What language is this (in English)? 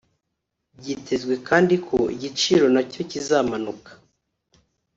Kinyarwanda